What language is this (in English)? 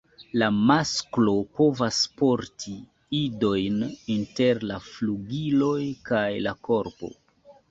Esperanto